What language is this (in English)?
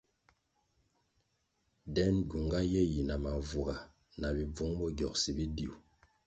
Kwasio